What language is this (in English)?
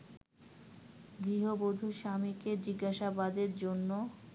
Bangla